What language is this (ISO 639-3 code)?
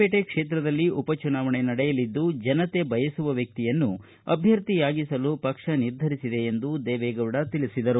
kan